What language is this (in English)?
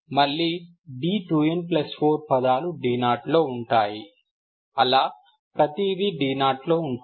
Telugu